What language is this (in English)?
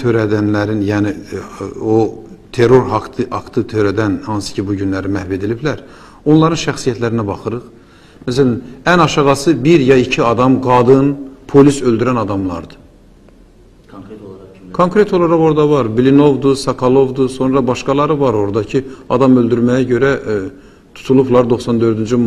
Turkish